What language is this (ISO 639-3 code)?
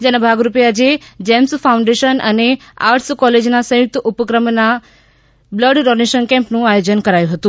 guj